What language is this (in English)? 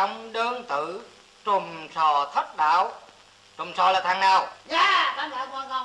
Vietnamese